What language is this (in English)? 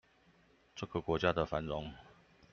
Chinese